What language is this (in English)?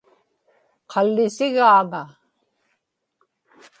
Inupiaq